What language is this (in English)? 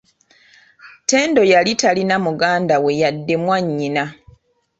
Ganda